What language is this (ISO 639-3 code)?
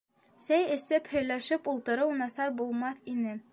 bak